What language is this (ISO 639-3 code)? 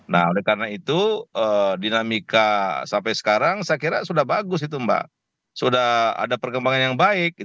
ind